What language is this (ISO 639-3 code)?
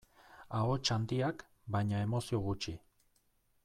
eus